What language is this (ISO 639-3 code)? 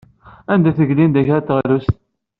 kab